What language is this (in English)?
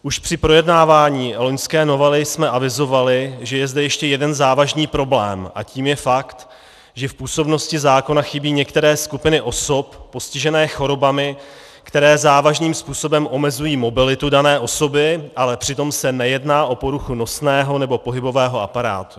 Czech